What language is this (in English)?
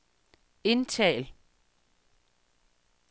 Danish